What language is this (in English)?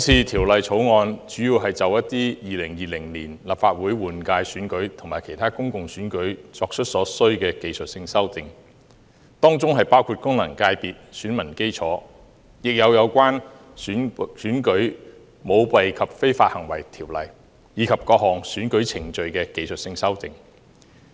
Cantonese